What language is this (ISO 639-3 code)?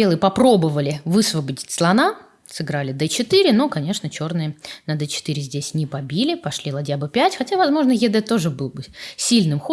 rus